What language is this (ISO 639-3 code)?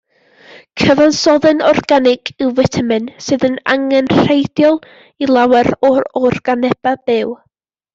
cym